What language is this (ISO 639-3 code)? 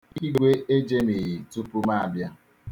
ibo